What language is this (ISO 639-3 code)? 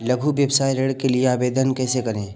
hin